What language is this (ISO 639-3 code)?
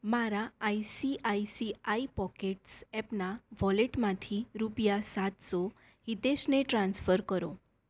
guj